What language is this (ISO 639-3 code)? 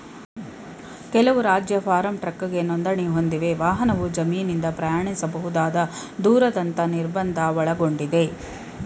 kan